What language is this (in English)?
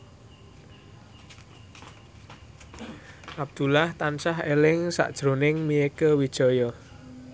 Javanese